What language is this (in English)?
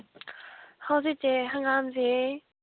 Manipuri